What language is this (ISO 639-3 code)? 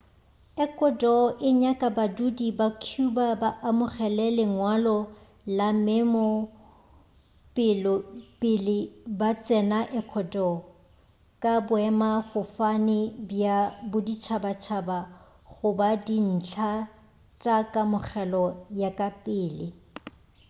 nso